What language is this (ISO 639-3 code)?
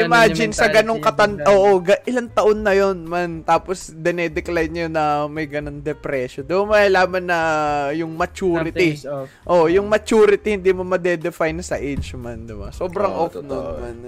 fil